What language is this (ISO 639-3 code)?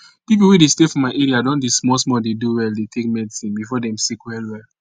pcm